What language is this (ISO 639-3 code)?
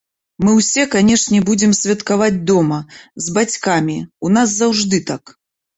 bel